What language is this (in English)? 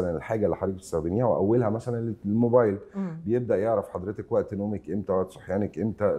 Arabic